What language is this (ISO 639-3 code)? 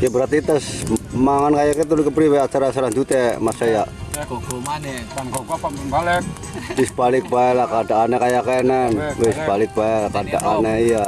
ind